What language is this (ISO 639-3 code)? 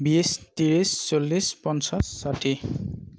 asm